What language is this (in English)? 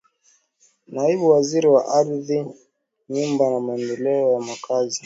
Swahili